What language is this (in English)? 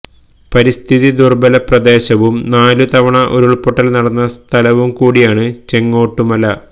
Malayalam